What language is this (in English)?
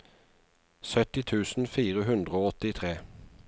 Norwegian